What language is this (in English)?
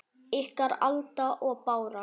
Icelandic